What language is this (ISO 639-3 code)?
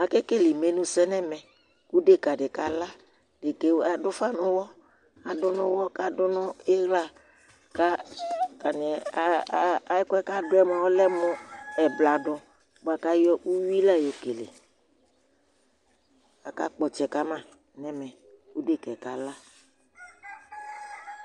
kpo